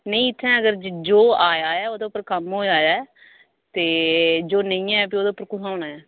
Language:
Dogri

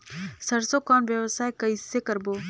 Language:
Chhattisgarhi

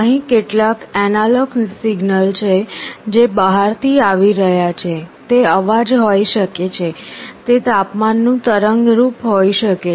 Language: Gujarati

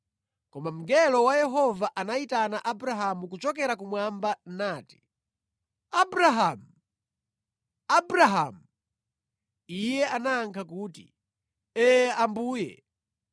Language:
Nyanja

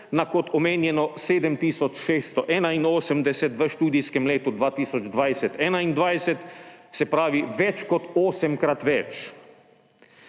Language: Slovenian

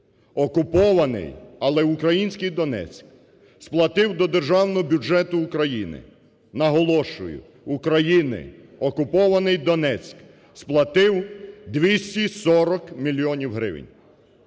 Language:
Ukrainian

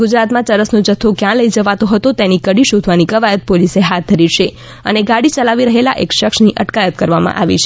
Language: Gujarati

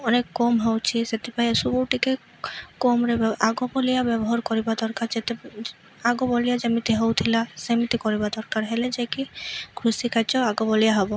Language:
Odia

